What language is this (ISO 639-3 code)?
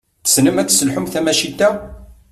kab